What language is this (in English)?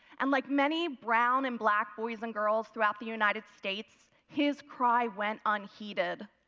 English